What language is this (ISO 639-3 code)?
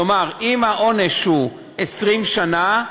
heb